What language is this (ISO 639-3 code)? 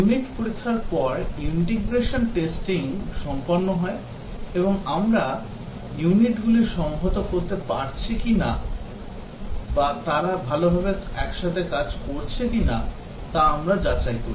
ben